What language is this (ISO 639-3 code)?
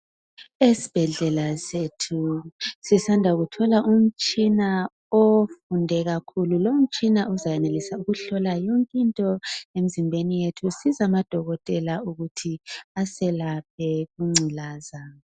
nde